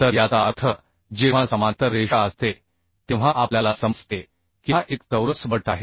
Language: Marathi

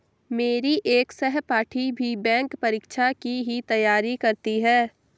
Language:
Hindi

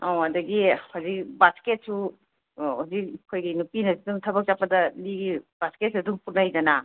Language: Manipuri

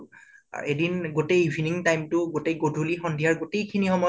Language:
Assamese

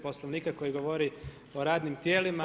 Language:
Croatian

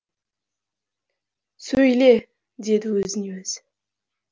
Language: Kazakh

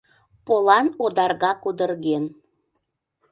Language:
Mari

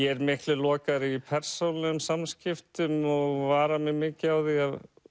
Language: Icelandic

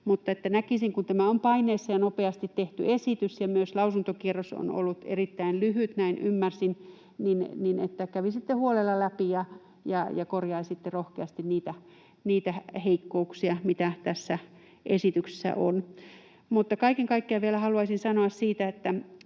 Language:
Finnish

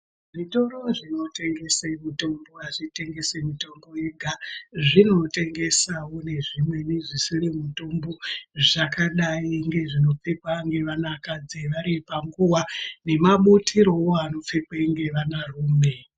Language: Ndau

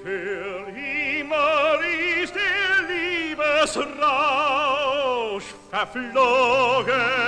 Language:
Romanian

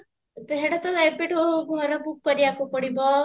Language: Odia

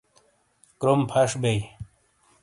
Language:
Shina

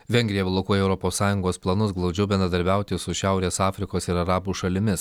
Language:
Lithuanian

